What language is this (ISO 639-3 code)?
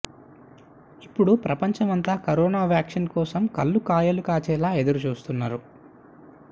tel